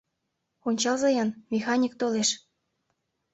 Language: Mari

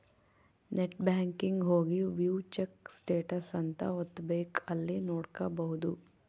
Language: Kannada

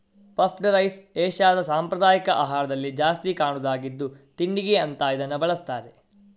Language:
Kannada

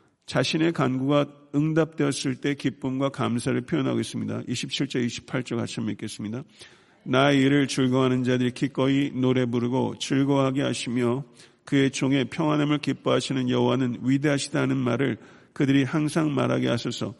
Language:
Korean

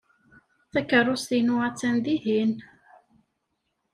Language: Kabyle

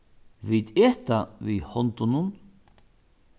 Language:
Faroese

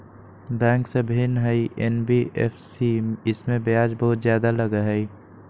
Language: Magahi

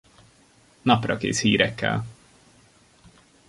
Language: Hungarian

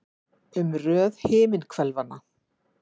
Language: Icelandic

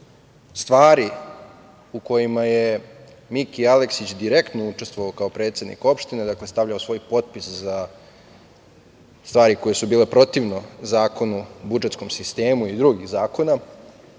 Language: Serbian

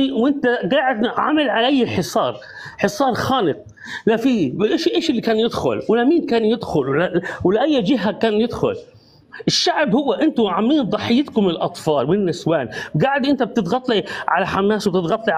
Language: Arabic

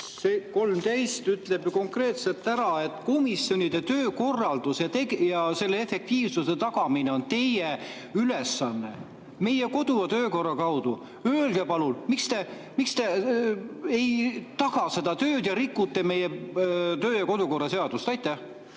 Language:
Estonian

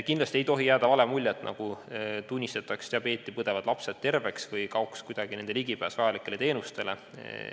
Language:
Estonian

